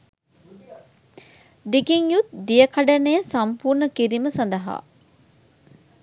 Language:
Sinhala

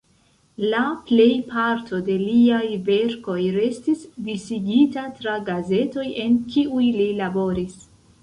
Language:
Esperanto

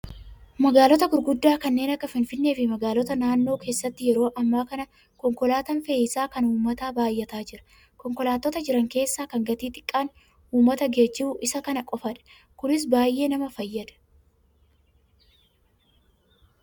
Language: Oromo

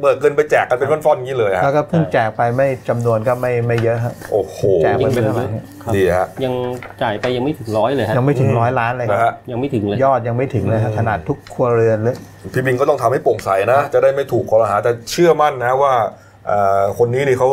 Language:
Thai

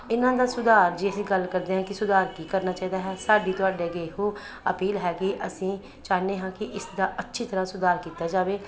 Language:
Punjabi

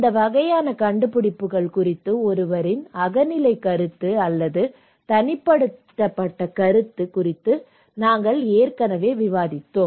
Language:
Tamil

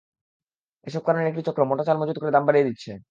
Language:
Bangla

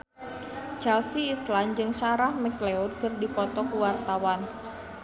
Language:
Sundanese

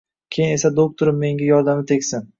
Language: Uzbek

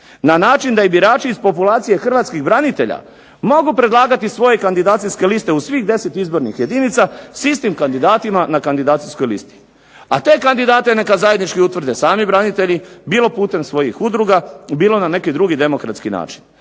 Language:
Croatian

